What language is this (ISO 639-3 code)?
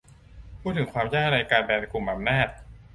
tha